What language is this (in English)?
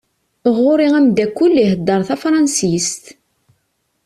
Kabyle